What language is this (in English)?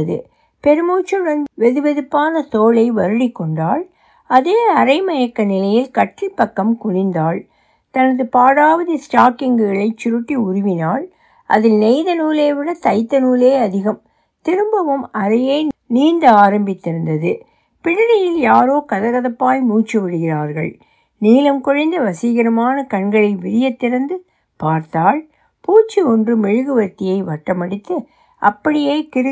Tamil